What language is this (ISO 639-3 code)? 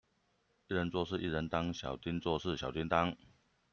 zho